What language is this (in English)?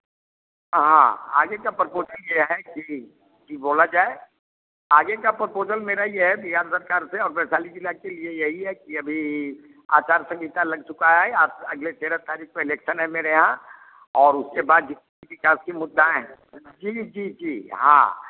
Hindi